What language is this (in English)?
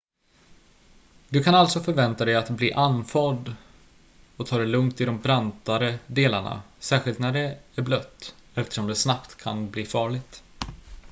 Swedish